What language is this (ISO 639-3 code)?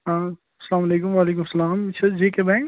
kas